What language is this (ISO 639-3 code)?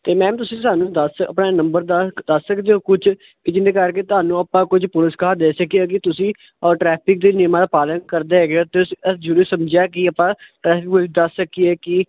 pan